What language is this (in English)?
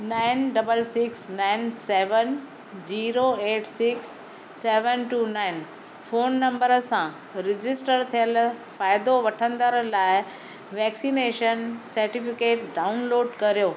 Sindhi